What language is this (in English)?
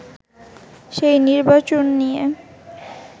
Bangla